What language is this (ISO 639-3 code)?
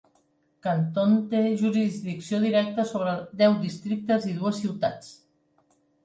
cat